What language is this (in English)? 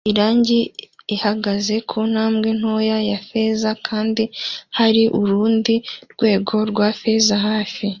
Kinyarwanda